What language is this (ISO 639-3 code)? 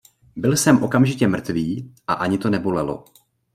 ces